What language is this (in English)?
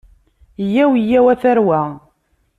Kabyle